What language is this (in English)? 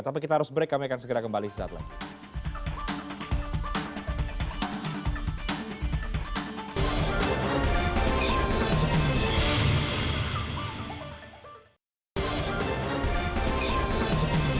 Indonesian